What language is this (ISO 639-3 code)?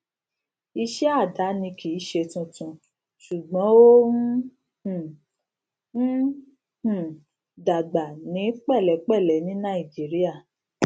yor